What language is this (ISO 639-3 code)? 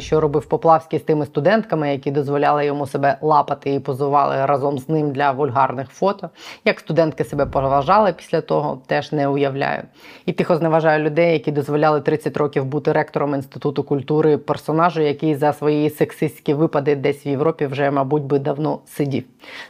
ukr